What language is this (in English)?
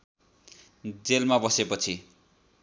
Nepali